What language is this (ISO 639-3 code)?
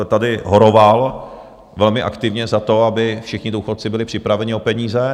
ces